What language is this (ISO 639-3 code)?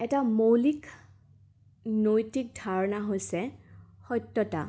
asm